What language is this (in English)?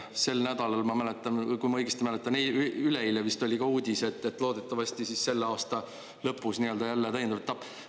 Estonian